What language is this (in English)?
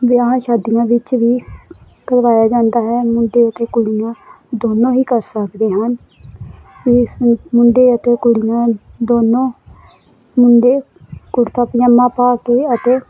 Punjabi